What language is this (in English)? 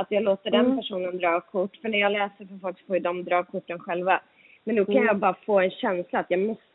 Swedish